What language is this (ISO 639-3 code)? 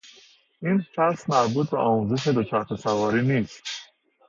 fas